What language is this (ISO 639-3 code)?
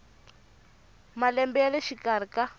tso